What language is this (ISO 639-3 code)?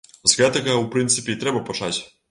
bel